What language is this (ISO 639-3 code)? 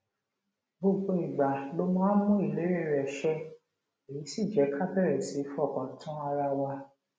yor